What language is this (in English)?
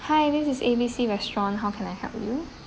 English